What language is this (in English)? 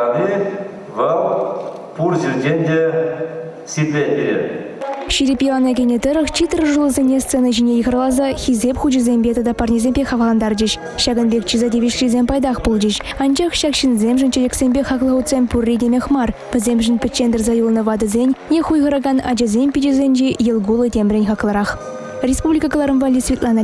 Russian